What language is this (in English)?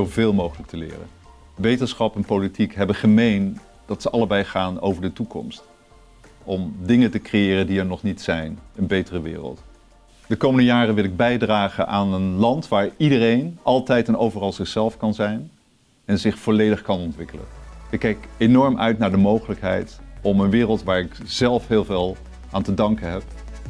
Dutch